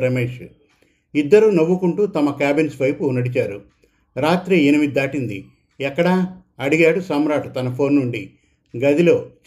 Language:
Telugu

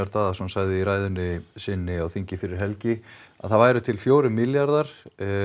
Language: Icelandic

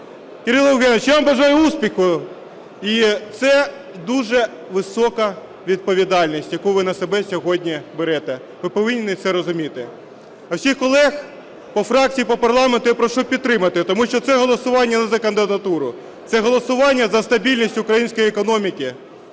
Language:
Ukrainian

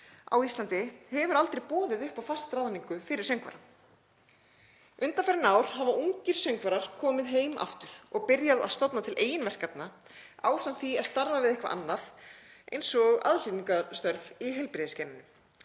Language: Icelandic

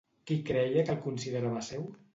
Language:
Catalan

